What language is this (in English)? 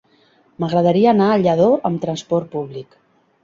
Catalan